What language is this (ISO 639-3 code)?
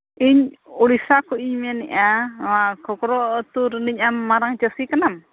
sat